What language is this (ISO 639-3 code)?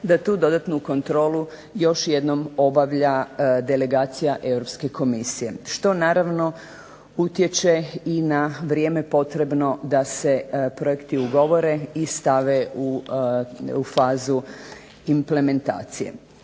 hrv